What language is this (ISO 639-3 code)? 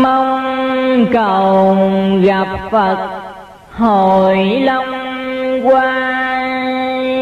vie